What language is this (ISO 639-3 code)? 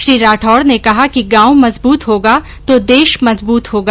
hin